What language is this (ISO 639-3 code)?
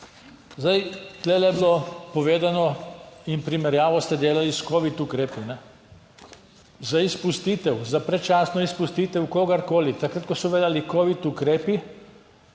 slv